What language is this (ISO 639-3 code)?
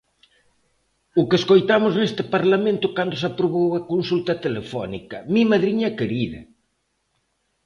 glg